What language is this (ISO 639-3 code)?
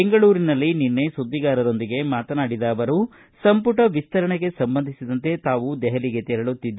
kan